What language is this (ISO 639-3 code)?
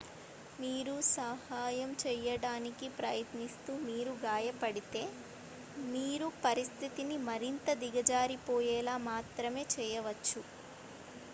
tel